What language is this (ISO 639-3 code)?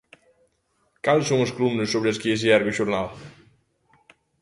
glg